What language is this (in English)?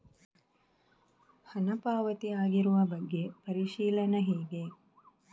Kannada